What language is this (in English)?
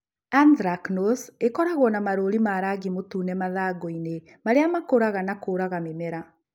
Kikuyu